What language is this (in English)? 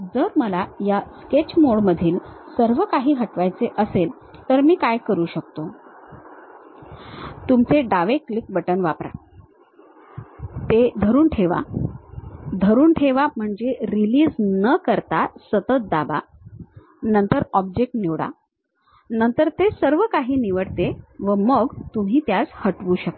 Marathi